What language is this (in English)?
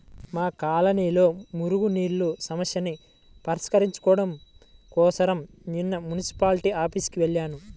Telugu